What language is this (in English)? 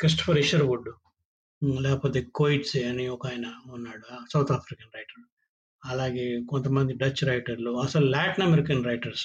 Telugu